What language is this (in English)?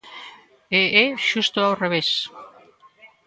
Galician